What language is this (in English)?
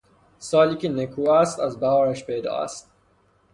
Persian